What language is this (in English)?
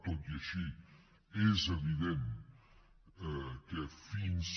Catalan